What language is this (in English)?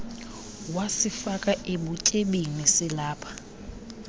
Xhosa